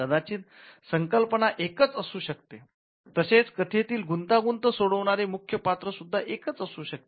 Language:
Marathi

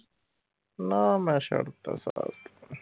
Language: Punjabi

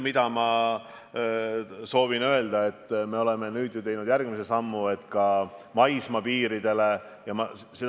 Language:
Estonian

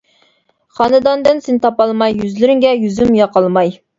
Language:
Uyghur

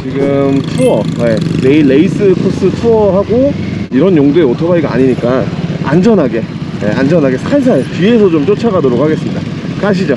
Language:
Korean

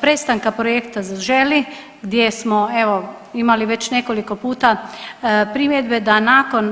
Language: Croatian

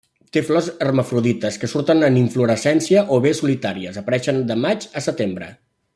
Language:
Catalan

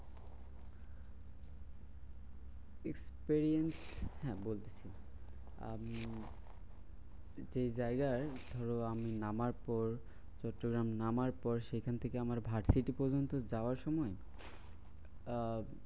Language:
Bangla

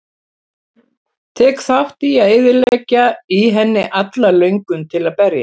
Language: Icelandic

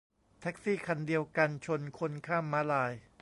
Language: Thai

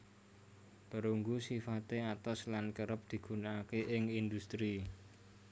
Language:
Javanese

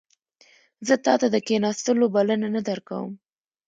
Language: Pashto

